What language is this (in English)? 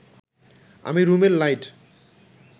Bangla